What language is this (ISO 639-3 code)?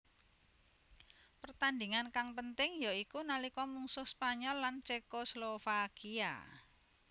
jav